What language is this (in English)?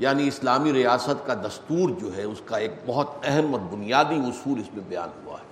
Urdu